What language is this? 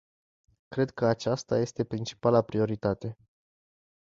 Romanian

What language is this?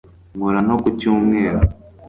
Kinyarwanda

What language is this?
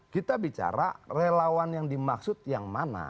Indonesian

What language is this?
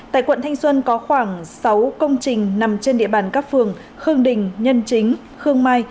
Vietnamese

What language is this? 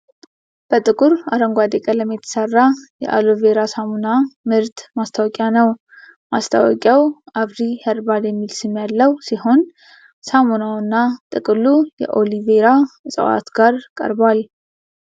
Amharic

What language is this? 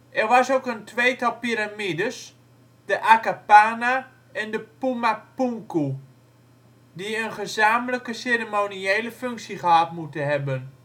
Dutch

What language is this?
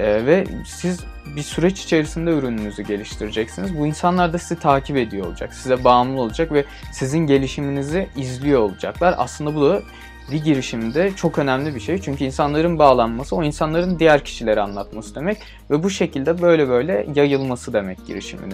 Turkish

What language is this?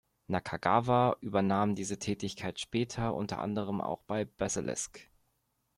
German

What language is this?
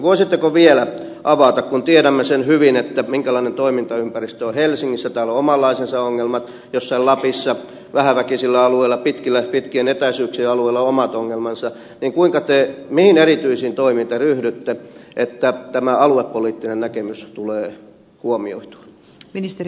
Finnish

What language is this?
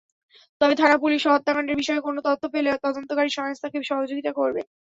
Bangla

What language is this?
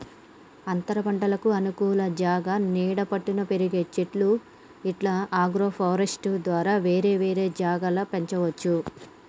Telugu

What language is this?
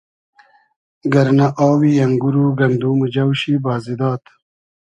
Hazaragi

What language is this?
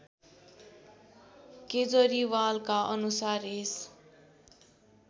Nepali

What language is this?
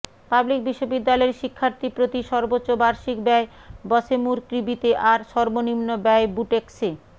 Bangla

